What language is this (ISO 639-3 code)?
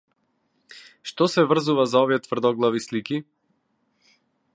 mkd